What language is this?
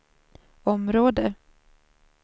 Swedish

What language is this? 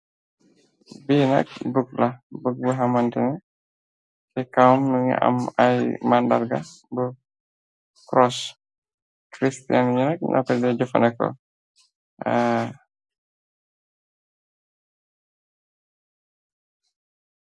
Wolof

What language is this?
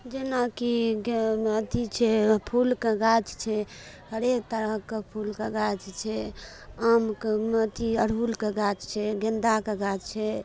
Maithili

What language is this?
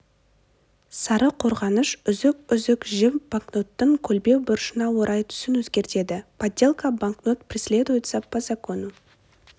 Kazakh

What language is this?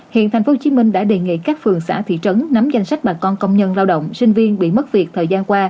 Vietnamese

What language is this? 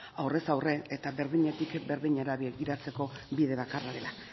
Basque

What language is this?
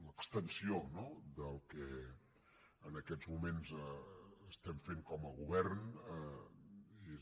Catalan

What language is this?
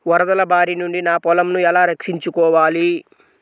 Telugu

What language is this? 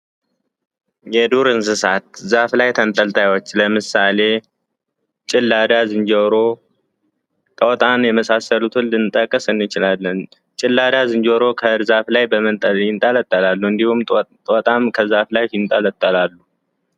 Amharic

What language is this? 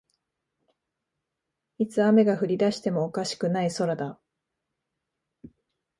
Japanese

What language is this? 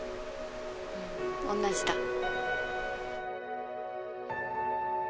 Japanese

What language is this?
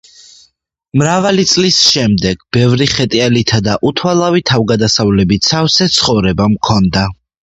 Georgian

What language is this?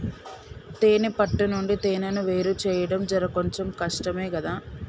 Telugu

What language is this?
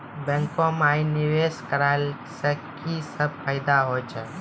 Maithili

